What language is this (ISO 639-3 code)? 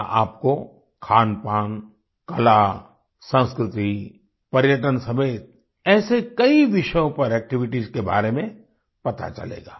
hin